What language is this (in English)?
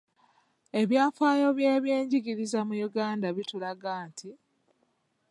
Ganda